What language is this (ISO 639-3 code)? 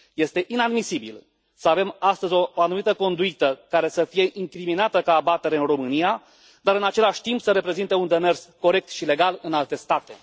ron